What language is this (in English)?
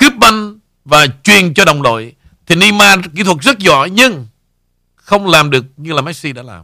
Vietnamese